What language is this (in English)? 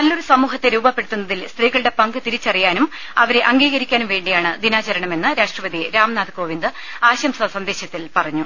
Malayalam